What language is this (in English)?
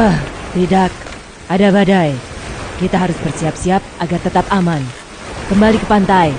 Indonesian